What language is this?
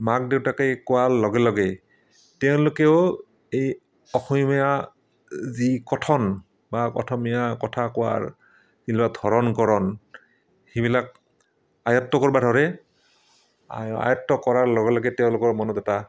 Assamese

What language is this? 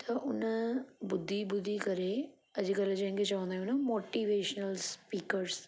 Sindhi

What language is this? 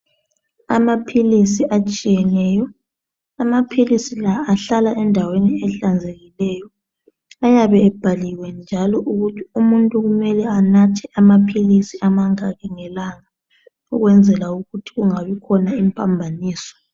North Ndebele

